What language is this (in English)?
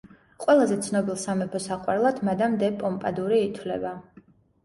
Georgian